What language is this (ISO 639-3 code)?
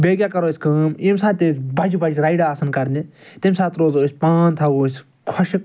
kas